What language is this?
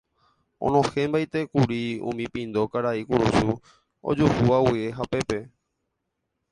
Guarani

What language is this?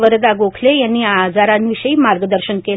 Marathi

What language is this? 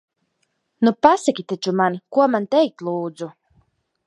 Latvian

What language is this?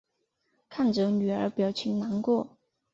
Chinese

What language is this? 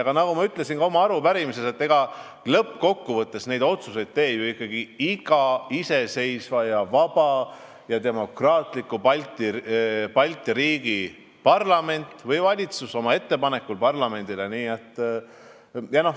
Estonian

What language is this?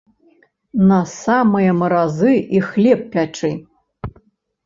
Belarusian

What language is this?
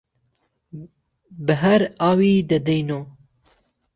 Central Kurdish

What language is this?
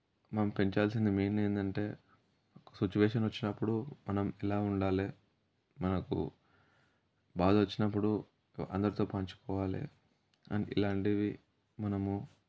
Telugu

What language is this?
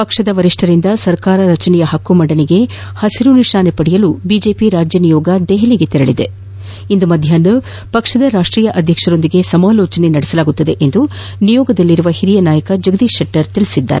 Kannada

